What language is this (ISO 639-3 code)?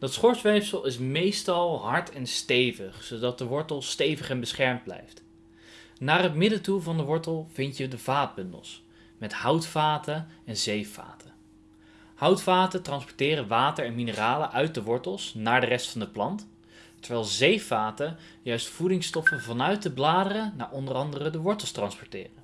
nld